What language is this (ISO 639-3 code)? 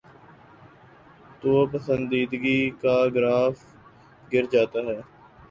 urd